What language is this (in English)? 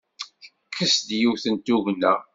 Kabyle